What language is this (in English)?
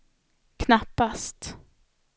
Swedish